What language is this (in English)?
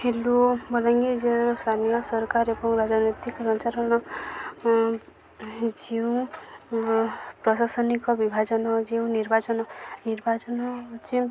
Odia